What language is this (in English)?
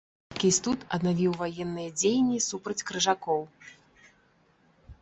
Belarusian